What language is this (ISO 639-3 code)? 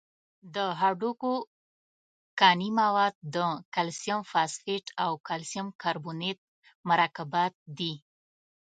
pus